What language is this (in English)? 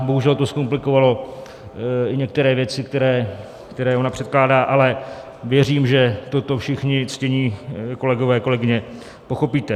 Czech